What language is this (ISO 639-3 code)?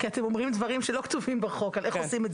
heb